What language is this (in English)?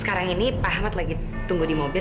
Indonesian